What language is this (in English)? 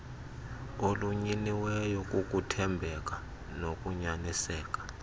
Xhosa